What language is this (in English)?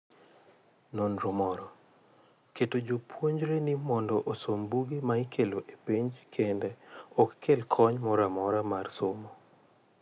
Luo (Kenya and Tanzania)